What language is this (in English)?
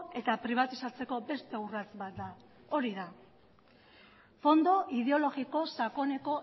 Basque